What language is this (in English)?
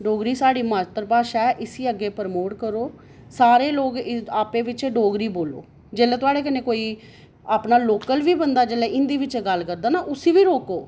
Dogri